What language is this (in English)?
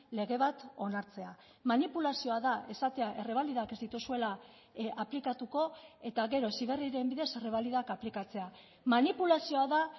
Basque